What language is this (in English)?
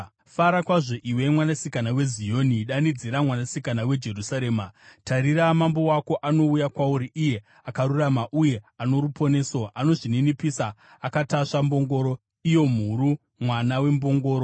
Shona